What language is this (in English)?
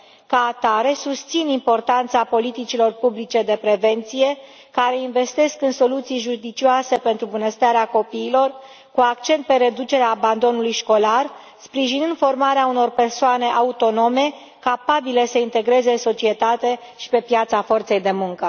Romanian